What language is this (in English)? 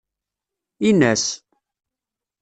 Kabyle